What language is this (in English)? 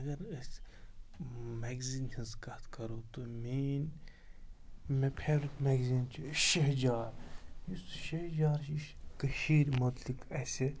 Kashmiri